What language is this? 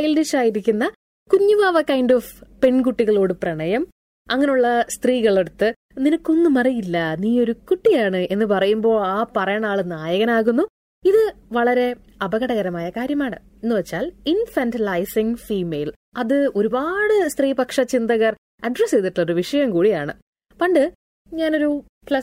Malayalam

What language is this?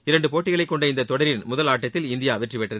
Tamil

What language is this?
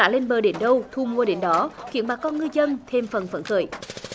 Vietnamese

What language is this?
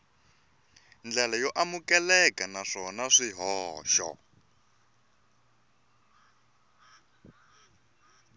Tsonga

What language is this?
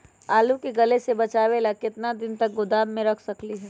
Magahi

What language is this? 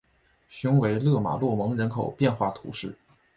Chinese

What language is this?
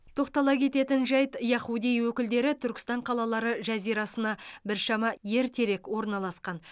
Kazakh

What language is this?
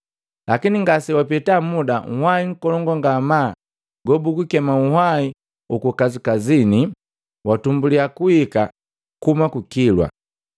Matengo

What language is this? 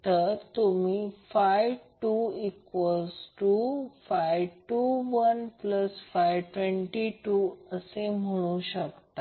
Marathi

